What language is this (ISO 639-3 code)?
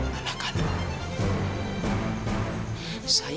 ind